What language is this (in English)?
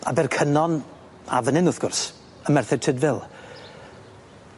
Welsh